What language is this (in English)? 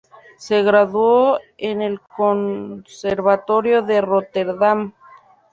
Spanish